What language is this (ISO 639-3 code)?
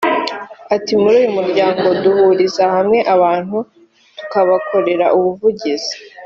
kin